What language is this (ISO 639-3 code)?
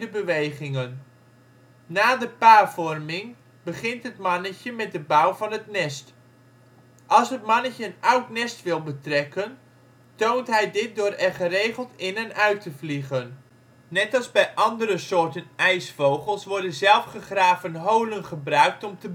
nld